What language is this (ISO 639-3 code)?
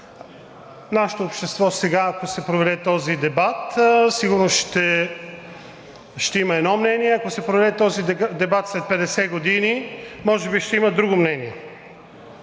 bul